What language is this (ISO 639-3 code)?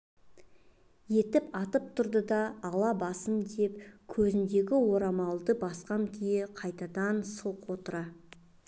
kaz